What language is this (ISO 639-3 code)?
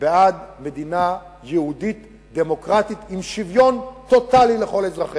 heb